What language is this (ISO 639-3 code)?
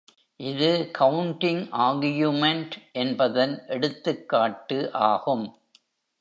tam